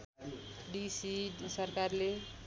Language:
Nepali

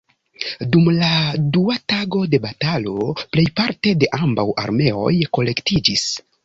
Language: Esperanto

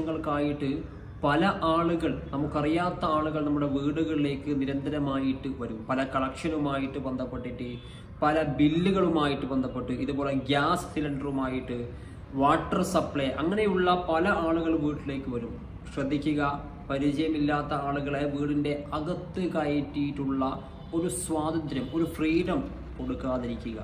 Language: Malayalam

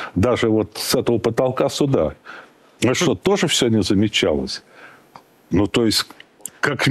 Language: Russian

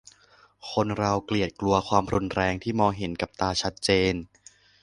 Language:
Thai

